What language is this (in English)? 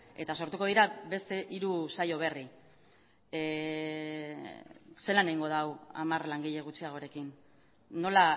Basque